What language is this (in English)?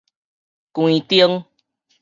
Min Nan Chinese